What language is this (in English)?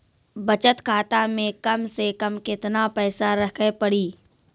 Maithili